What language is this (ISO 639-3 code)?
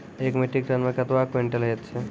mai